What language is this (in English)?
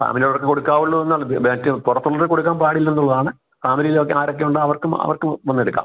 Malayalam